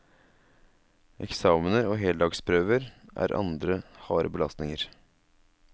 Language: Norwegian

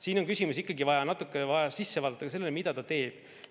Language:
Estonian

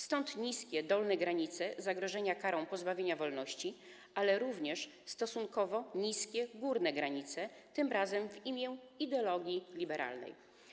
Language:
Polish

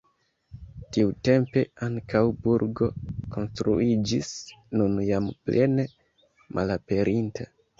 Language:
Esperanto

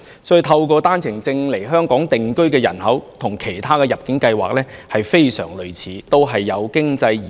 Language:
Cantonese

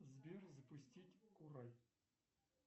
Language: Russian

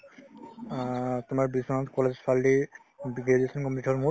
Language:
Assamese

